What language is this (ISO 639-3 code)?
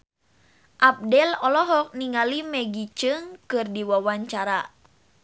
sun